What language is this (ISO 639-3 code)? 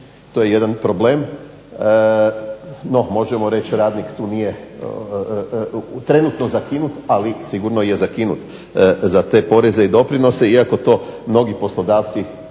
hrv